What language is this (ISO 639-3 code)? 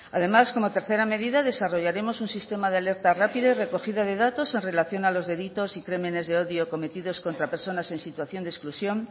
spa